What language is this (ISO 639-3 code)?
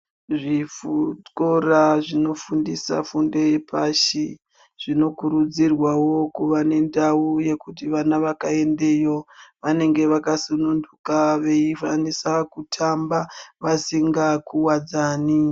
ndc